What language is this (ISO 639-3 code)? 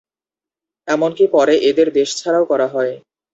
ben